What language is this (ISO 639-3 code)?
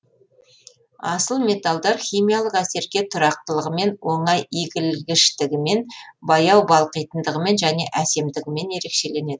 kaz